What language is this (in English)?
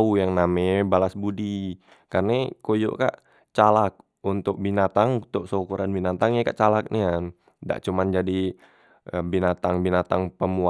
Musi